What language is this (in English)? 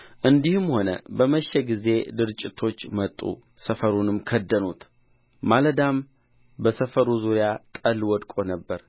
Amharic